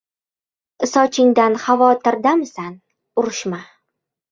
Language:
Uzbek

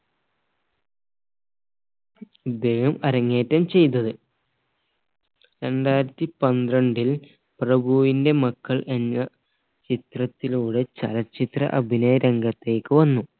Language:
Malayalam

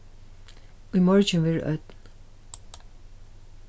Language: Faroese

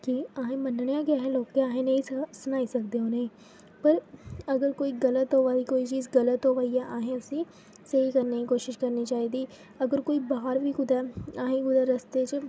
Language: Dogri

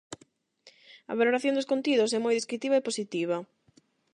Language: Galician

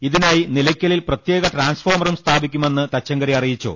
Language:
Malayalam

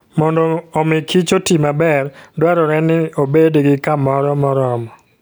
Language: Luo (Kenya and Tanzania)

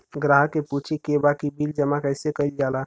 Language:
Bhojpuri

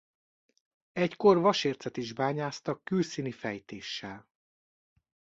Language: Hungarian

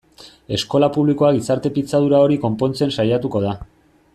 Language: Basque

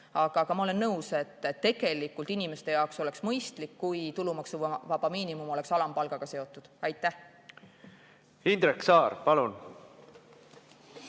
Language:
Estonian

